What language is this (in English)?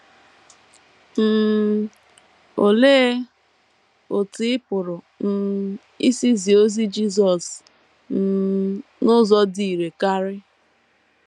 Igbo